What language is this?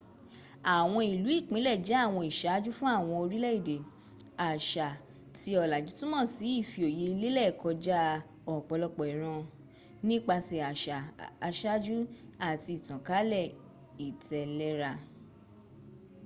Yoruba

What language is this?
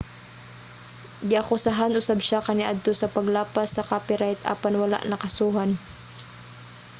Cebuano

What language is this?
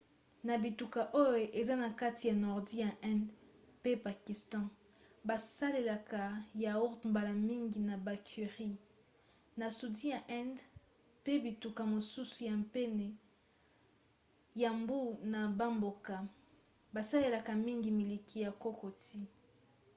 Lingala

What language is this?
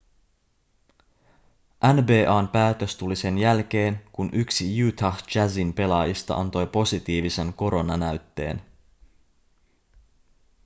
Finnish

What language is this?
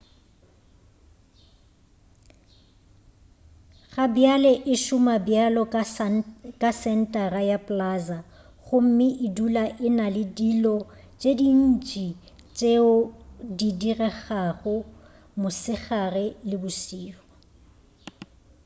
Northern Sotho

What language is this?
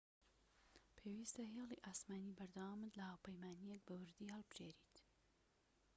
Central Kurdish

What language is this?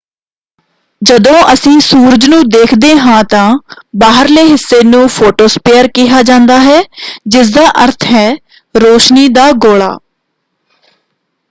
Punjabi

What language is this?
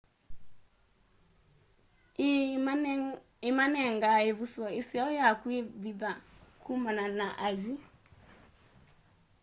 Kamba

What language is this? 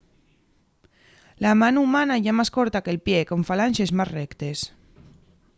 Asturian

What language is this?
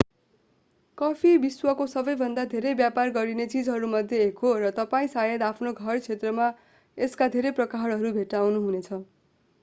Nepali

